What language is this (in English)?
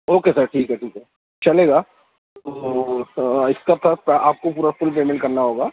Urdu